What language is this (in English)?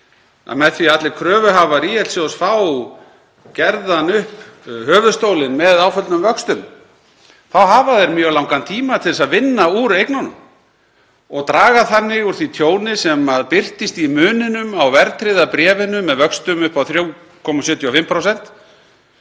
Icelandic